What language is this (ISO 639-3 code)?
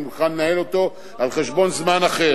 heb